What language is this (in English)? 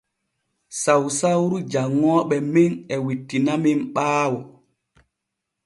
Borgu Fulfulde